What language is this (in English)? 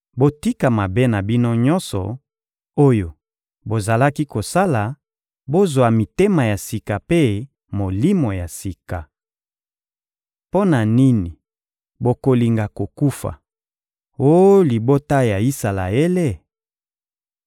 Lingala